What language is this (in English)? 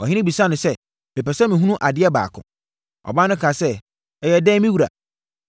Akan